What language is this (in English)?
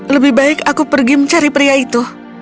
Indonesian